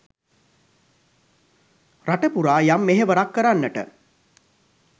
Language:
Sinhala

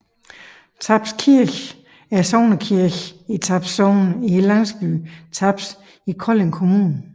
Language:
Danish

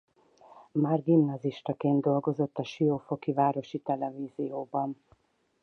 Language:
Hungarian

